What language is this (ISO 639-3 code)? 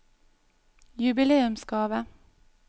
nor